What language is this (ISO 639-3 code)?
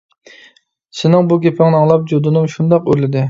uig